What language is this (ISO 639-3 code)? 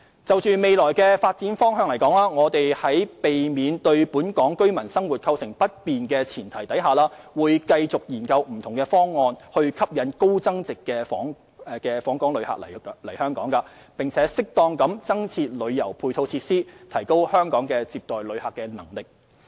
yue